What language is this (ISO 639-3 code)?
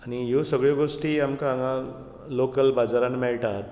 kok